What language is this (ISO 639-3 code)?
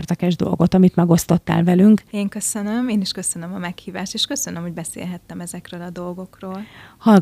hun